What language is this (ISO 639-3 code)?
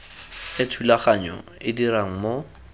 tsn